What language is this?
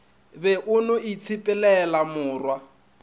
Northern Sotho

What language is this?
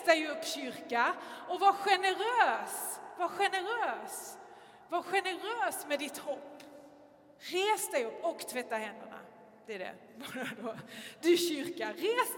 Swedish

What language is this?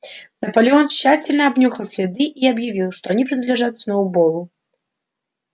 Russian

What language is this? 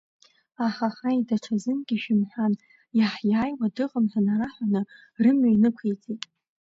Abkhazian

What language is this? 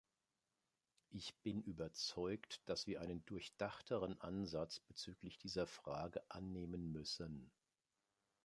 German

